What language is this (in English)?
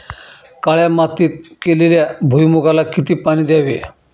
Marathi